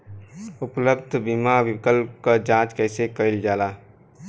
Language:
Bhojpuri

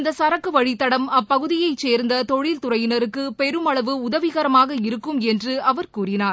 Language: Tamil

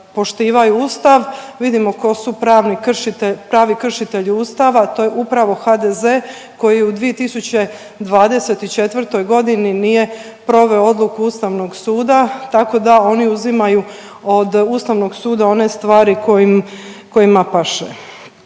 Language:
Croatian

